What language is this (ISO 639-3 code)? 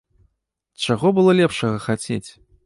bel